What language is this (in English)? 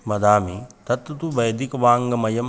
Sanskrit